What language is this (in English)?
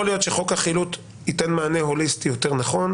Hebrew